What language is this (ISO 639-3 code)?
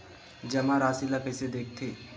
hne